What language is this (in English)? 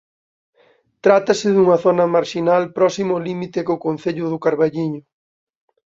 Galician